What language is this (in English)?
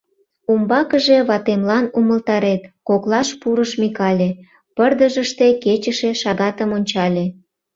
Mari